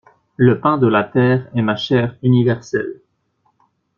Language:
French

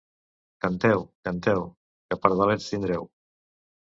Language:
Catalan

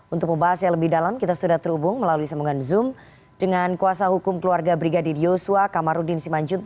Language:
Indonesian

